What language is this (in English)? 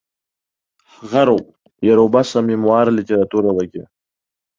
Abkhazian